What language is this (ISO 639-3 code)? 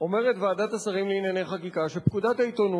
heb